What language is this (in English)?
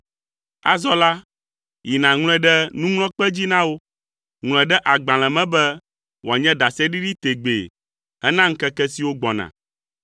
Ewe